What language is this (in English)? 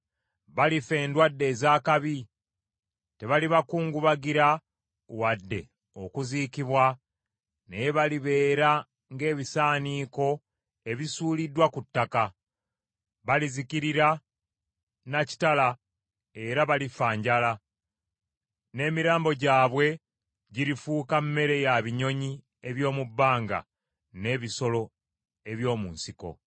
Ganda